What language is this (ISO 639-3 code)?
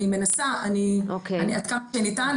heb